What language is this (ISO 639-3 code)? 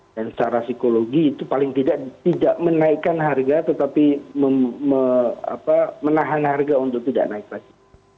ind